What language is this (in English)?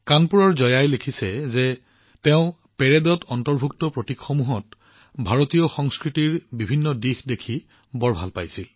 Assamese